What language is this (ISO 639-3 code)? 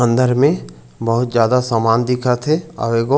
hne